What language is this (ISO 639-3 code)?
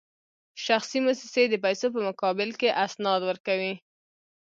pus